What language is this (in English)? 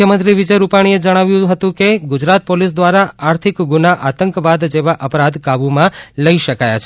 Gujarati